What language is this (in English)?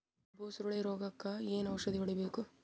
Kannada